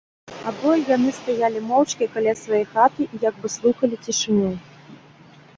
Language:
Belarusian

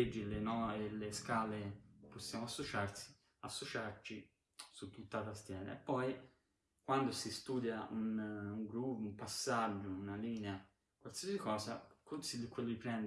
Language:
Italian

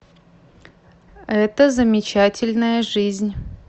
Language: Russian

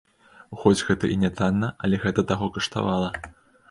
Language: Belarusian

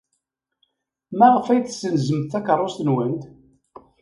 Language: Kabyle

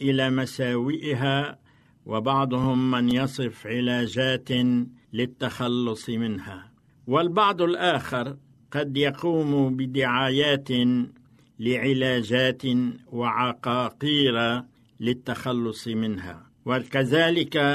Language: Arabic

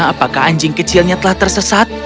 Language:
Indonesian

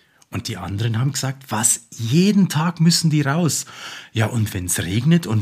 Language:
German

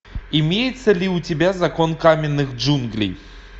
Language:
Russian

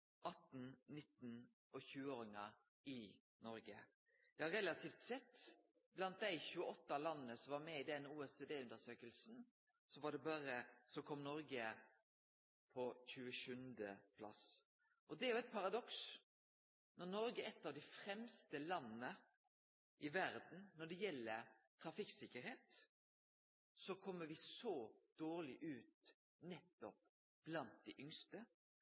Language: Norwegian Nynorsk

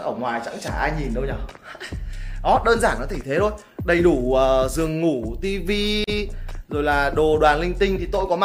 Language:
Vietnamese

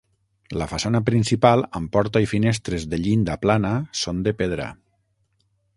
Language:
Catalan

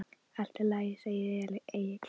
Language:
Icelandic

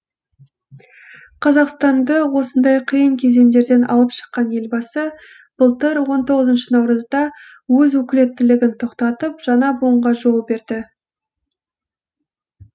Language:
Kazakh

